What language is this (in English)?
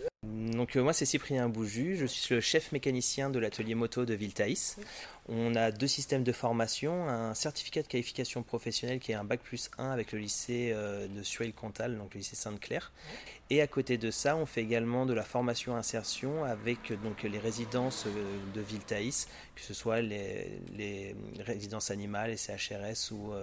French